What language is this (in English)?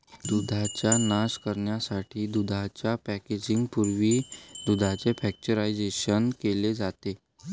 Marathi